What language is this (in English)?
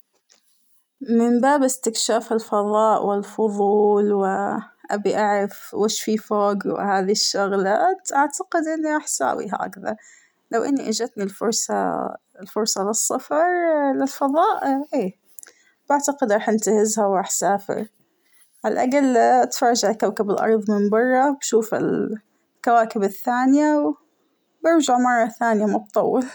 Hijazi Arabic